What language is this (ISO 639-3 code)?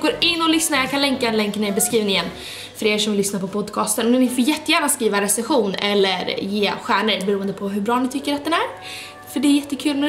swe